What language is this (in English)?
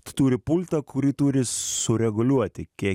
Lithuanian